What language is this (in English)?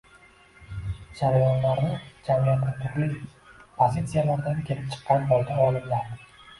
Uzbek